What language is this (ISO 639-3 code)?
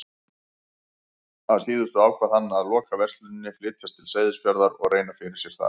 isl